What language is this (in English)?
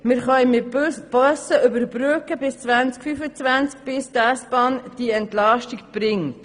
Swiss German